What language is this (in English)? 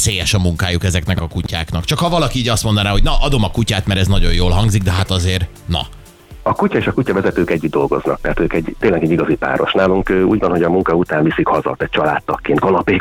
Hungarian